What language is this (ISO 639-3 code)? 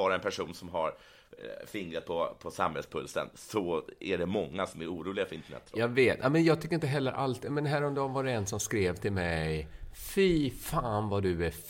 swe